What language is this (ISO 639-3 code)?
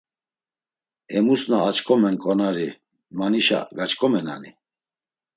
lzz